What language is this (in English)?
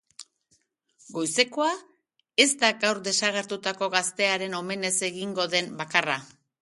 Basque